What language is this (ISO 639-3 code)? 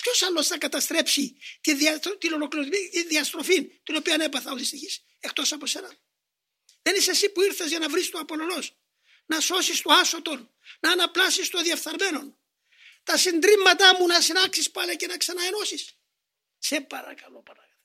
ell